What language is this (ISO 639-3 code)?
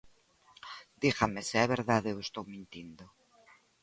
glg